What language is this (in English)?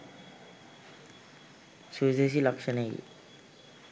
Sinhala